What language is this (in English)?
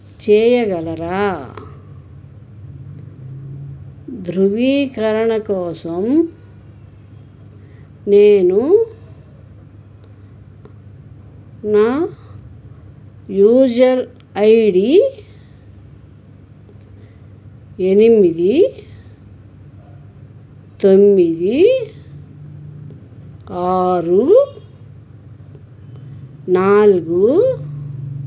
Telugu